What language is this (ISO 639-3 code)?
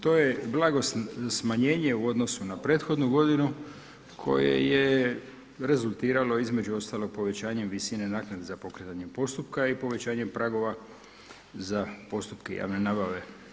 hrv